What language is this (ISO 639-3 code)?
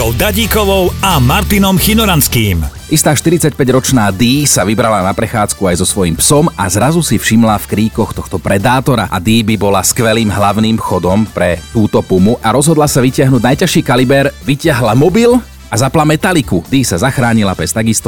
slk